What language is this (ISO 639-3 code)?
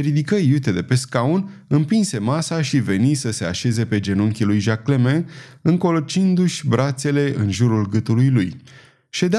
ron